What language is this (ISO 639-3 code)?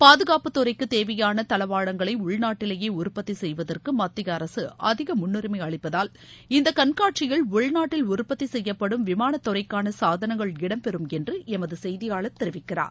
tam